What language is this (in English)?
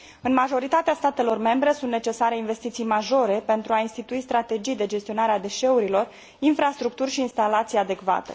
Romanian